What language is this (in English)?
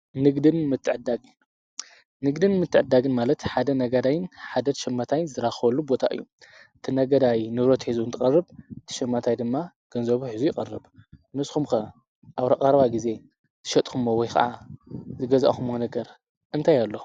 Tigrinya